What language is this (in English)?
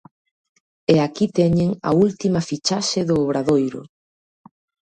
Galician